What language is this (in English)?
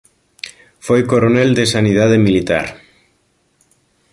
Galician